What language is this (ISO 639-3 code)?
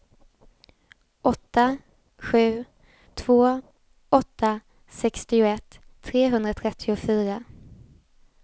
swe